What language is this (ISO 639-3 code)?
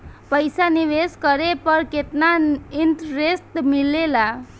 bho